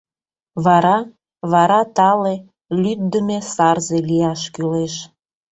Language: Mari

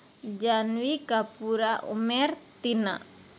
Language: Santali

